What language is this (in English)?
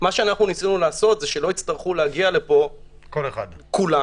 Hebrew